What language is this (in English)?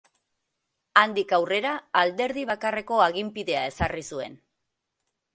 Basque